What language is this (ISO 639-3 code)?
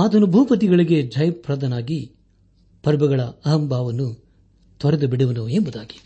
kan